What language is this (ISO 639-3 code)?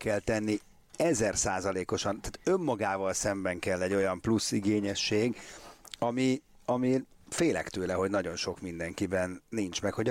hun